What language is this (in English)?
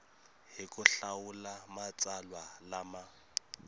Tsonga